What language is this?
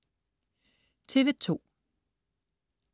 Danish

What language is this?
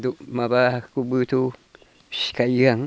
Bodo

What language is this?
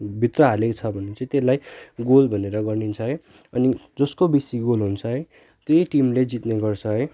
Nepali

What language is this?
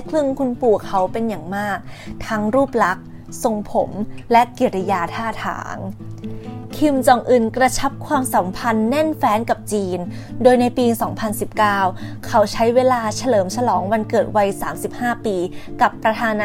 Thai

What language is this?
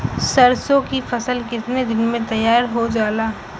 Bhojpuri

